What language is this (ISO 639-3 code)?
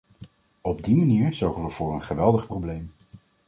nld